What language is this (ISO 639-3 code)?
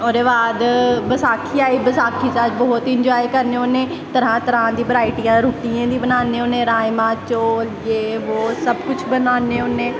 doi